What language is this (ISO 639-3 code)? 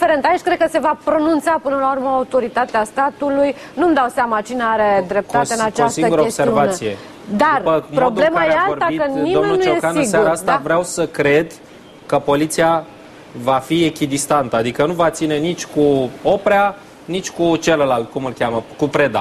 ron